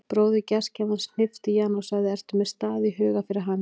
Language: Icelandic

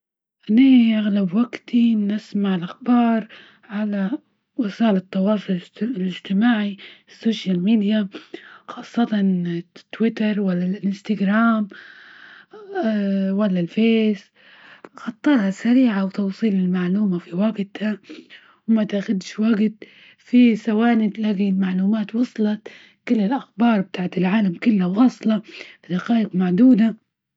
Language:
Libyan Arabic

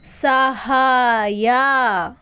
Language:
Kannada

